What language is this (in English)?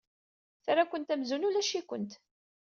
Kabyle